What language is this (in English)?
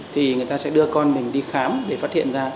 Vietnamese